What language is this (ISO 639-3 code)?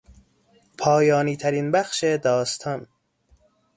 fas